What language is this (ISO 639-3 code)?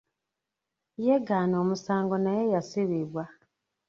lug